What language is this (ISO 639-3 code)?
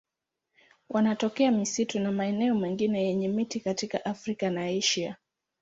swa